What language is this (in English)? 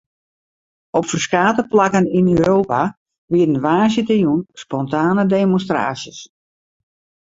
Western Frisian